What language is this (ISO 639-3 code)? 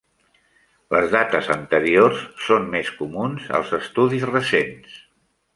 cat